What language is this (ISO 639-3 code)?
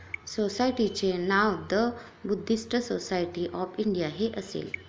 mar